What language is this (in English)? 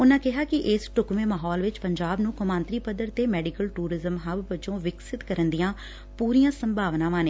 Punjabi